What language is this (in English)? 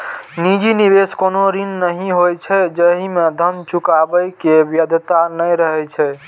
Maithili